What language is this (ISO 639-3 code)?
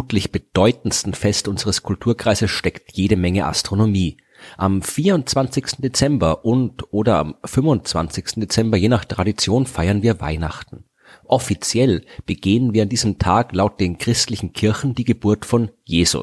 deu